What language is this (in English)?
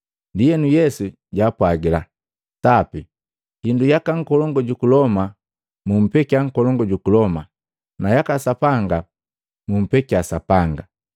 Matengo